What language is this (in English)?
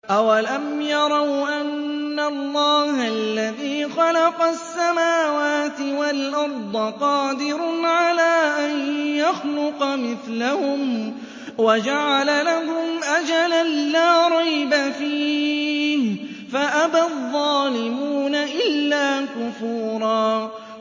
Arabic